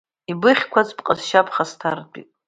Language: Abkhazian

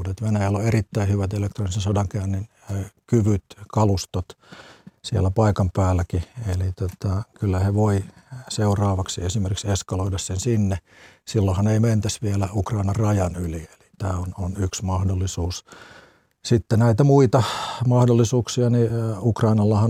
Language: Finnish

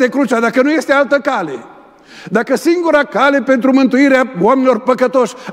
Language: Romanian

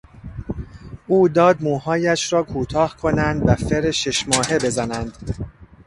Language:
Persian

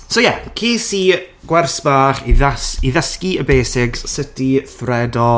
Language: Welsh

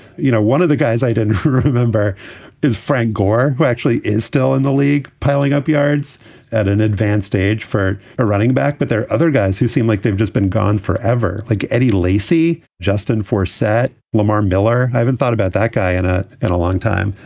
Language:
English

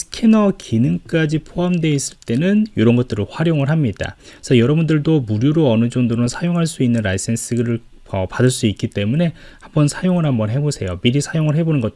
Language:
Korean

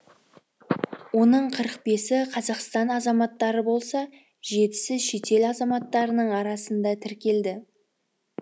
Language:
Kazakh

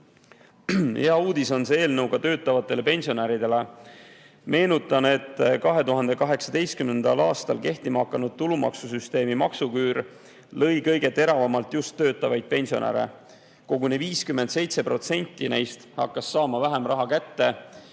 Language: Estonian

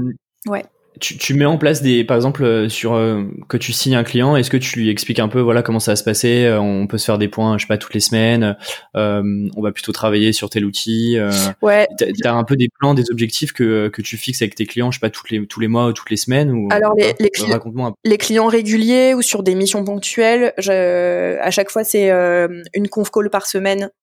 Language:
French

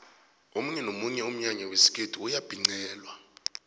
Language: South Ndebele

